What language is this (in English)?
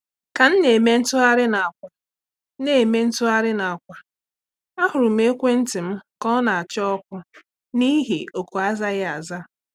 Igbo